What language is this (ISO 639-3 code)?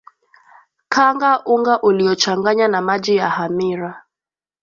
swa